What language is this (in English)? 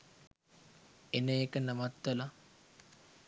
Sinhala